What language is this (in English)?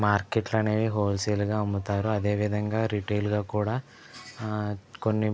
Telugu